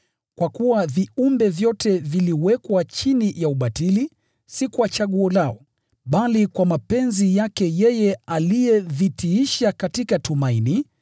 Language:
Swahili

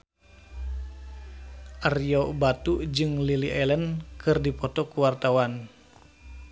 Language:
Sundanese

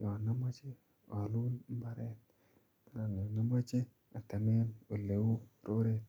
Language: Kalenjin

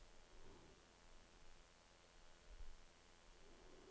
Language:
Norwegian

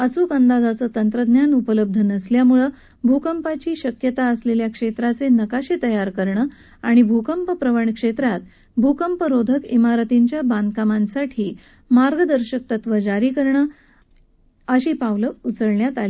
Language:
Marathi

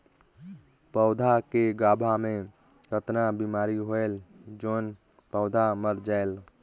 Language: Chhattisgarhi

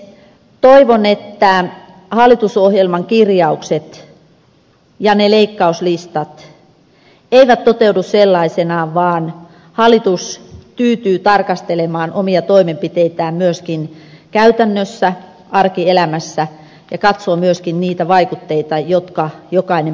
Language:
Finnish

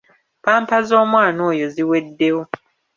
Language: Ganda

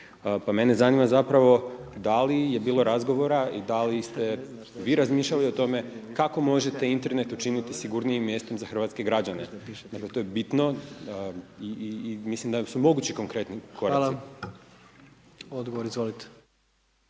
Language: Croatian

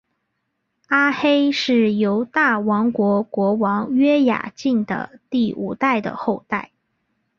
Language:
Chinese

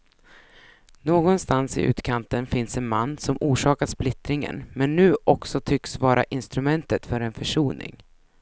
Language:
Swedish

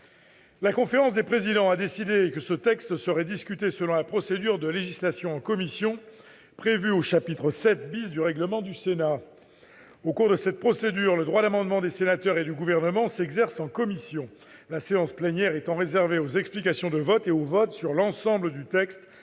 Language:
French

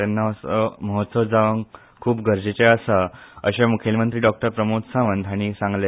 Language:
Konkani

